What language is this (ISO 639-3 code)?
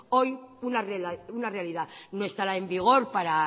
spa